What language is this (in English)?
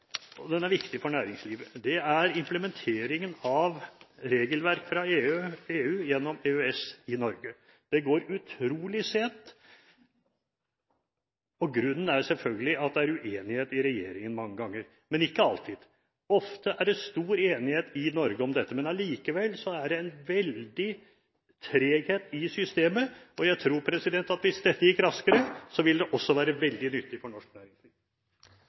Norwegian Bokmål